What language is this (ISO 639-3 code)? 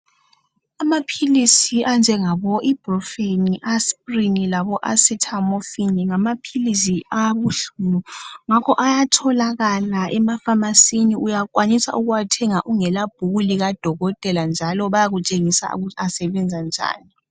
nde